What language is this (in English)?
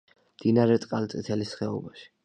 Georgian